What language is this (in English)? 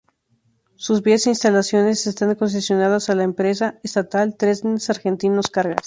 Spanish